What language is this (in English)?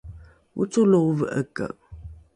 Rukai